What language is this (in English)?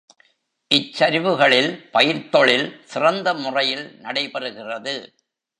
Tamil